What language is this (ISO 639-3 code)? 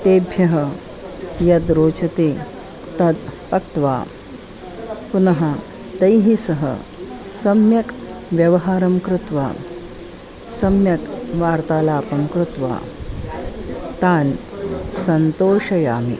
san